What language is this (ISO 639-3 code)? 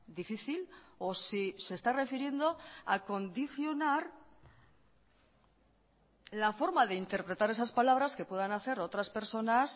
spa